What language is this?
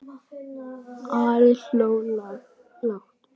Icelandic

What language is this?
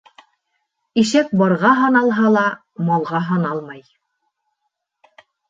Bashkir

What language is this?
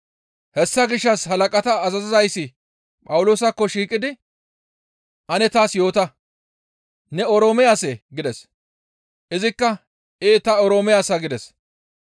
Gamo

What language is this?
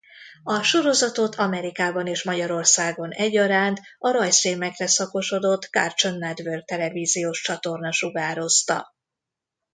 Hungarian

